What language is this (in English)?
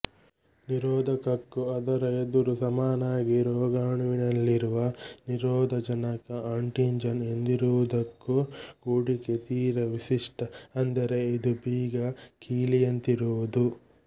Kannada